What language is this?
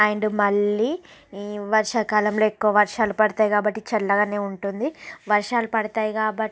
Telugu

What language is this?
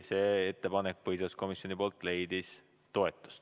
Estonian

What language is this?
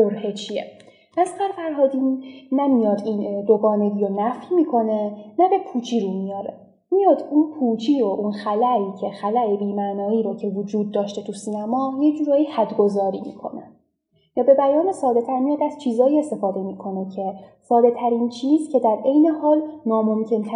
Persian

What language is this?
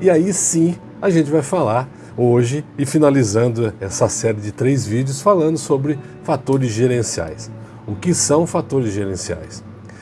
Portuguese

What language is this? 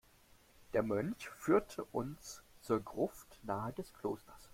German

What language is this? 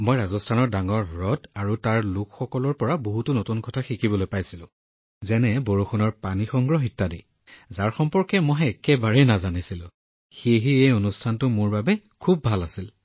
Assamese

